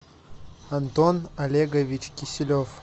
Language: Russian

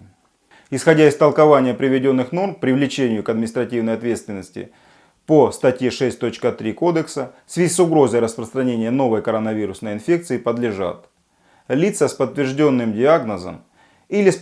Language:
Russian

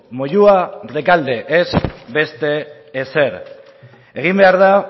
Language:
Basque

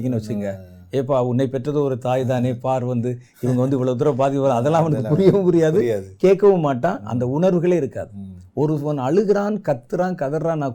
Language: Tamil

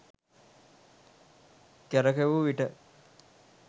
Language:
Sinhala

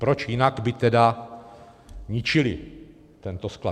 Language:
Czech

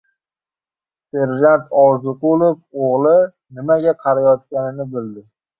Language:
Uzbek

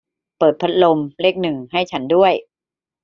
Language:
Thai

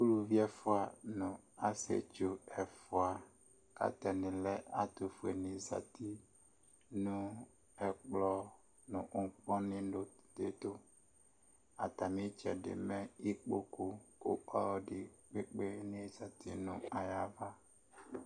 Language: Ikposo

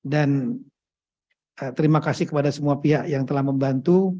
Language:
Indonesian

